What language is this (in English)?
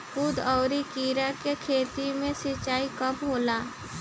Bhojpuri